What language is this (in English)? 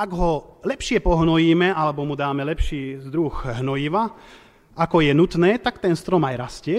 Slovak